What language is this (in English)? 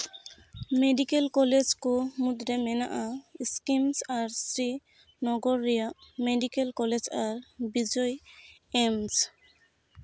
Santali